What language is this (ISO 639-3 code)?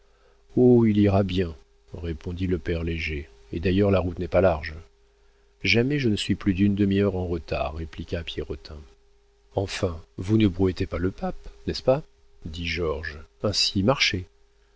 fra